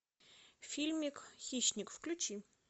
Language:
Russian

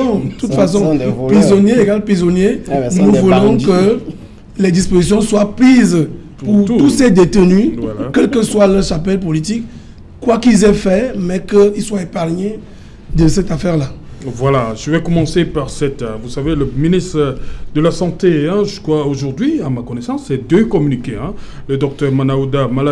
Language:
French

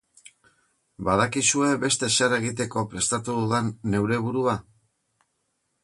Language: Basque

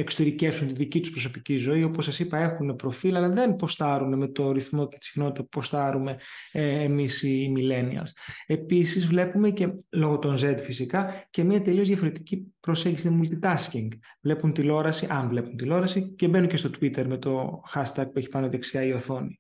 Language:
Greek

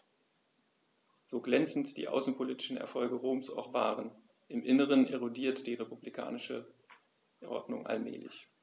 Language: German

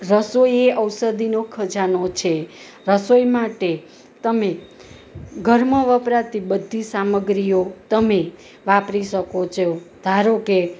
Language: Gujarati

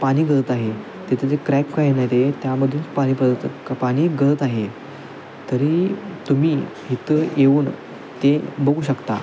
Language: Marathi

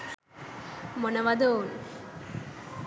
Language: Sinhala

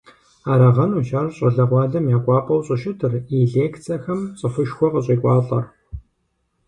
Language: Kabardian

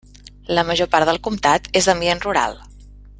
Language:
Catalan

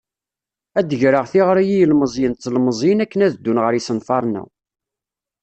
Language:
Kabyle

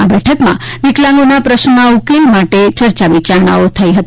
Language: Gujarati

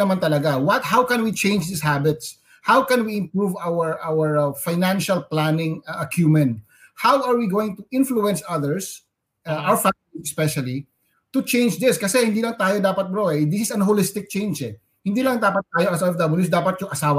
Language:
Filipino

